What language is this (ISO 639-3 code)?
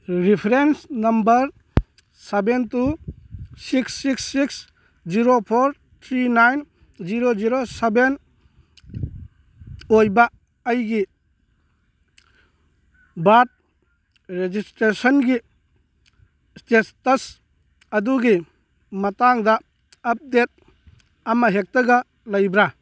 mni